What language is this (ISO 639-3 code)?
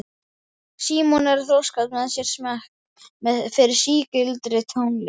isl